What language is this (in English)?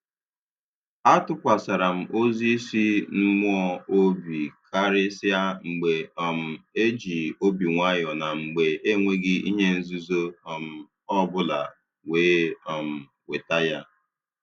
Igbo